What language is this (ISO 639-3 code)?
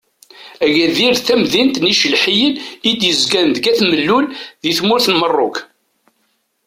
kab